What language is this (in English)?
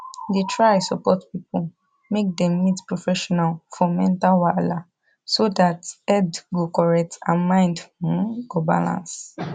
Nigerian Pidgin